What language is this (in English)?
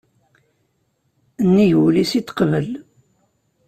Kabyle